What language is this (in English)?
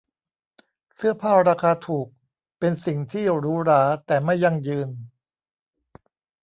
Thai